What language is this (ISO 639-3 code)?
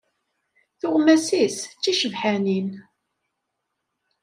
kab